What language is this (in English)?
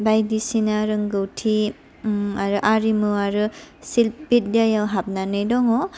Bodo